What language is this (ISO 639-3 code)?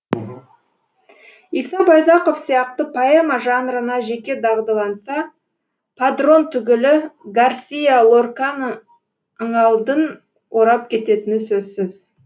kaz